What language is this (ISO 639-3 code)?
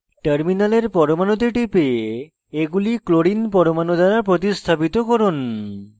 ben